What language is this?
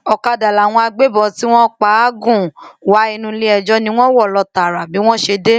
Yoruba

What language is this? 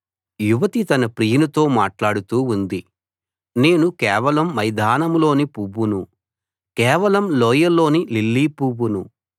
Telugu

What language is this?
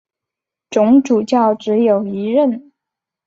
Chinese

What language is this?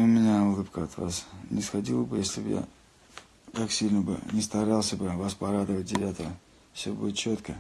Russian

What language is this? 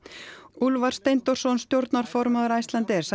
Icelandic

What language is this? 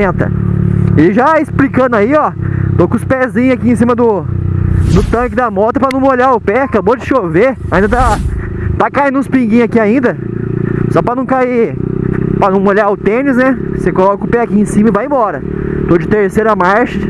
Portuguese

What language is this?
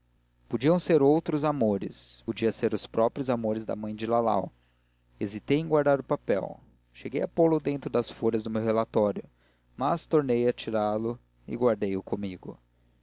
Portuguese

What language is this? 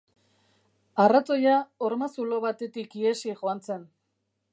Basque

